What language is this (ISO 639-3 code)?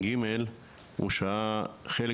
heb